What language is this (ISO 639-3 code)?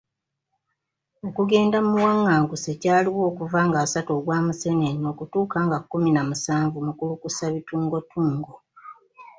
lug